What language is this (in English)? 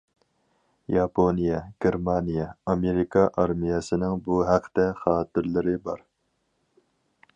Uyghur